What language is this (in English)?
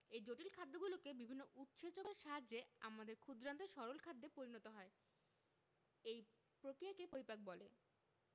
Bangla